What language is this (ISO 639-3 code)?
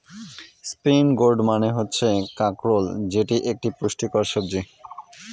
ben